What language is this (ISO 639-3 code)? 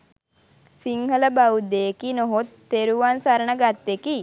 sin